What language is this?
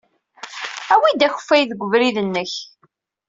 Kabyle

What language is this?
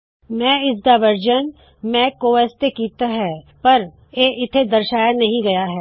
Punjabi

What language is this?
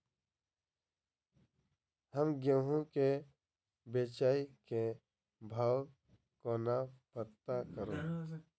Maithili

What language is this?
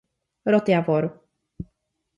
Czech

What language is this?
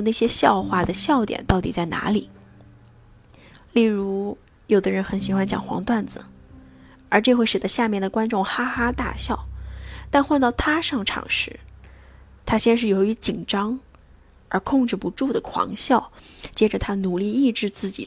Chinese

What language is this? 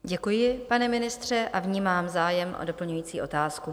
Czech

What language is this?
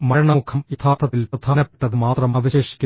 Malayalam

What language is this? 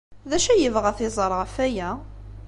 Kabyle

